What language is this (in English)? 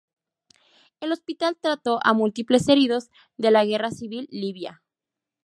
Spanish